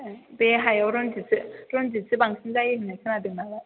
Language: Bodo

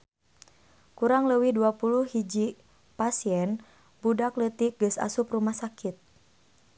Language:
Sundanese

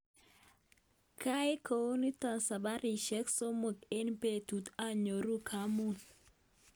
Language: Kalenjin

